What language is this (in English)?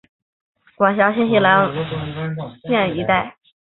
Chinese